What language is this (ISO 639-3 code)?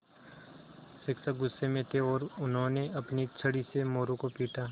hin